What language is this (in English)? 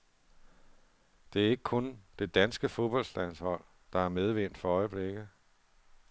Danish